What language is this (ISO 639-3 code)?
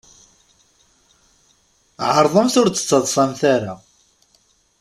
kab